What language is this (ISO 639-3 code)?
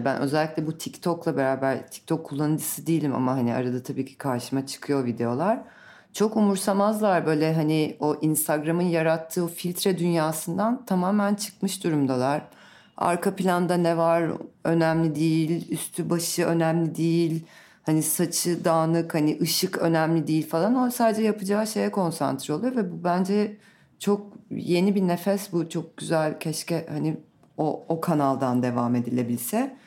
tur